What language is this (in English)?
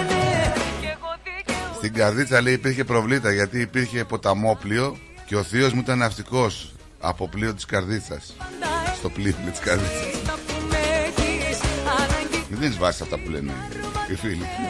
Greek